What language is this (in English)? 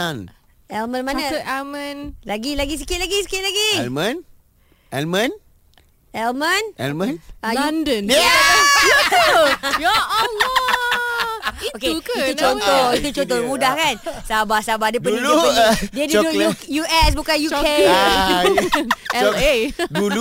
Malay